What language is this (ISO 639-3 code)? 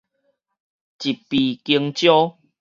nan